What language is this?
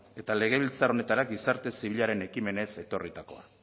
Basque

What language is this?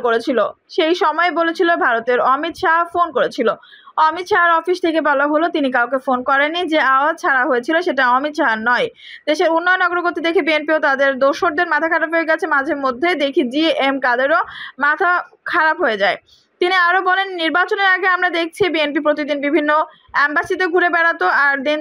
Bangla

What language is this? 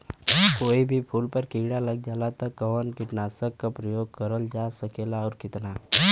Bhojpuri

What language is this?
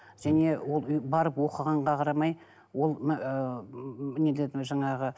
Kazakh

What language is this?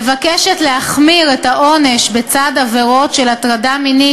Hebrew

